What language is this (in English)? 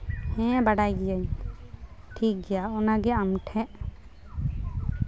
Santali